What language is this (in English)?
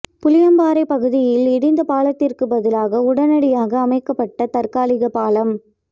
Tamil